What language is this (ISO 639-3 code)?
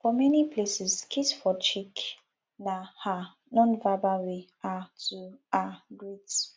pcm